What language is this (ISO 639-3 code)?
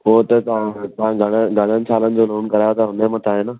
snd